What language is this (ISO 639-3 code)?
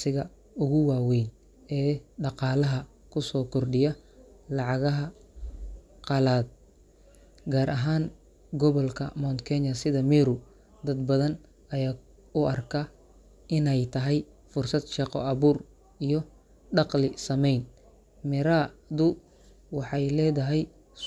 som